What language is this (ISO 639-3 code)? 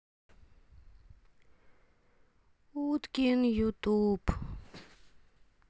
rus